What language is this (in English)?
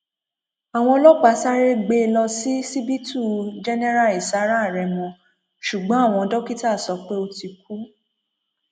Yoruba